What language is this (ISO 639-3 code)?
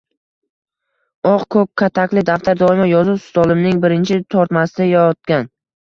uzb